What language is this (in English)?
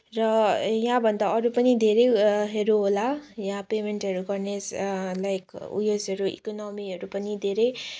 Nepali